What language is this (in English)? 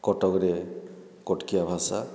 Odia